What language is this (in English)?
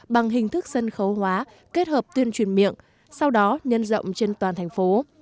Vietnamese